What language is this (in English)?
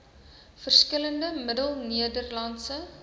Afrikaans